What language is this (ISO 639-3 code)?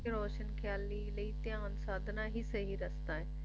pan